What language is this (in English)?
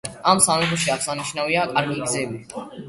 Georgian